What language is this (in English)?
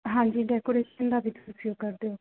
Punjabi